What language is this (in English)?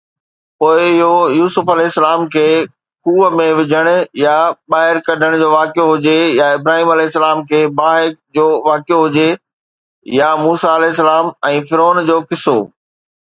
Sindhi